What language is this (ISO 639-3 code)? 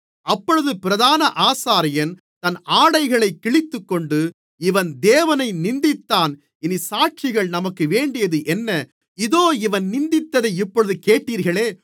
tam